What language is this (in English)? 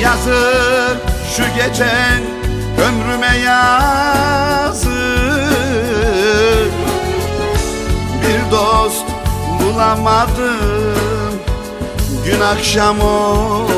Turkish